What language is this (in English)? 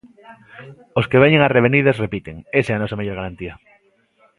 Galician